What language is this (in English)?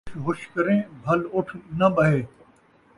Saraiki